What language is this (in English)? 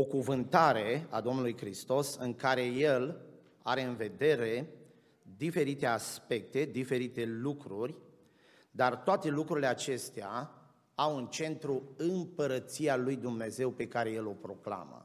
Romanian